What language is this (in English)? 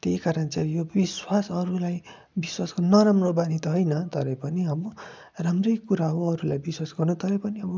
Nepali